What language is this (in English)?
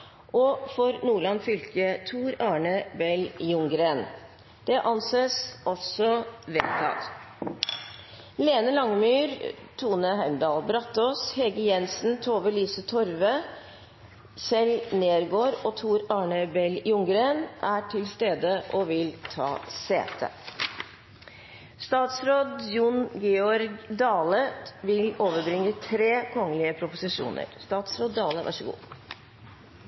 Norwegian